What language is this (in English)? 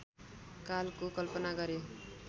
Nepali